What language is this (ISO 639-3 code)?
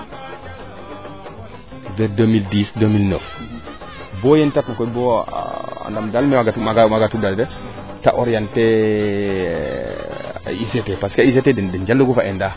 srr